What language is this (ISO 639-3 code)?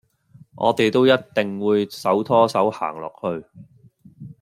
yue